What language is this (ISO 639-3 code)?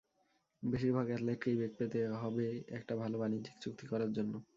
ben